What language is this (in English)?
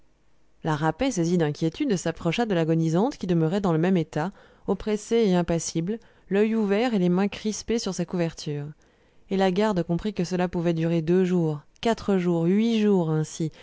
French